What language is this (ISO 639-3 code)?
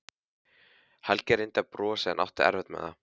isl